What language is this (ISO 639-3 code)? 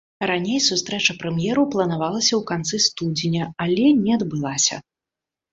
bel